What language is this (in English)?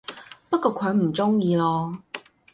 Cantonese